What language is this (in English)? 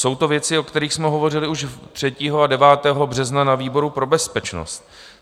Czech